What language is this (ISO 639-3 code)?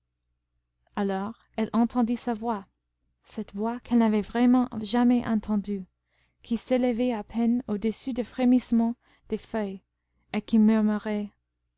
fra